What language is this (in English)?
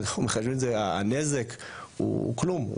Hebrew